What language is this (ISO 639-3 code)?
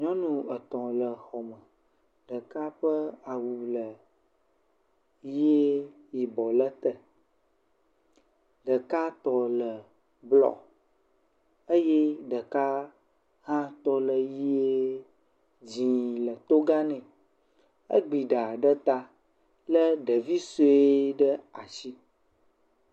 ewe